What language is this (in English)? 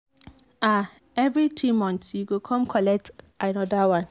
Nigerian Pidgin